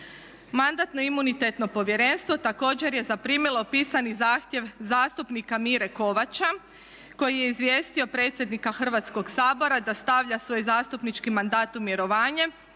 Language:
Croatian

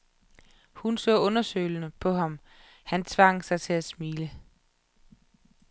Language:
Danish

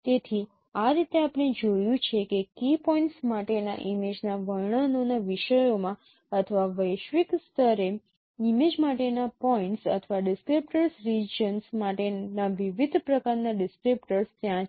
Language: Gujarati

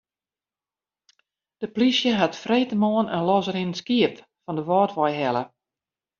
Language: Western Frisian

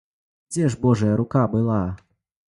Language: Belarusian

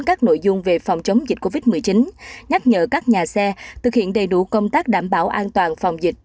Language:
Vietnamese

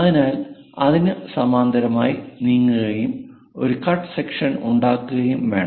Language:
Malayalam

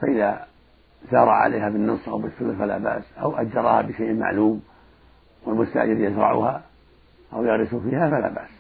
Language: Arabic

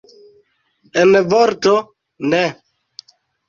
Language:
Esperanto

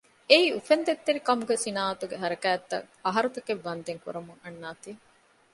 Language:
Divehi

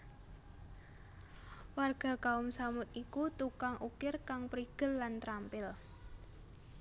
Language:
Javanese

